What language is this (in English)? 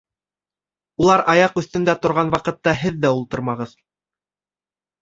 Bashkir